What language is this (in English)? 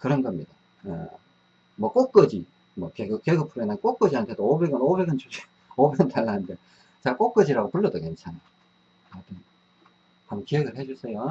Korean